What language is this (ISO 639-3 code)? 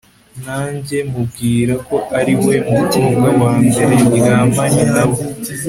kin